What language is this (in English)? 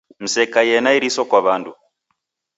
Taita